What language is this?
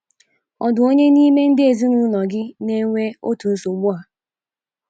Igbo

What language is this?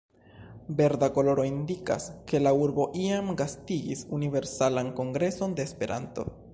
Esperanto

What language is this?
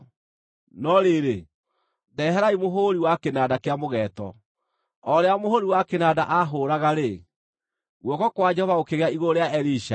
Kikuyu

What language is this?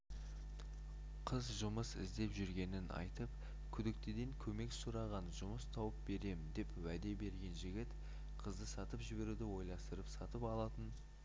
Kazakh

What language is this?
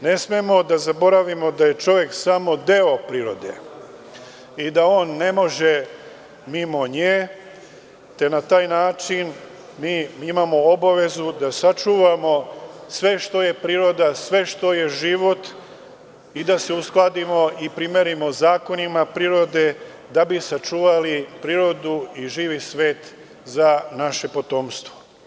Serbian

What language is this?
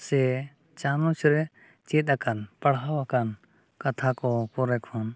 Santali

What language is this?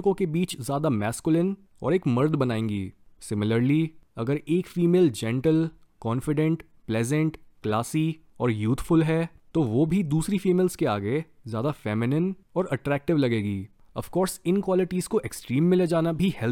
Hindi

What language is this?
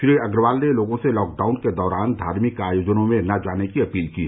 Hindi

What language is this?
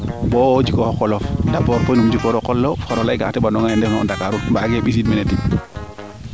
Serer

